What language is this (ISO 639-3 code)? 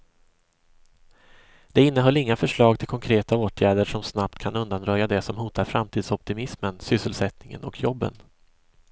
swe